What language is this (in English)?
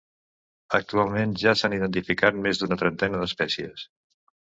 Catalan